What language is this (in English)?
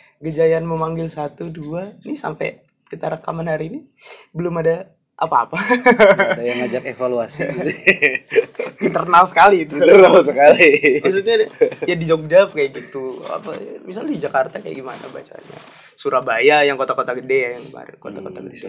Indonesian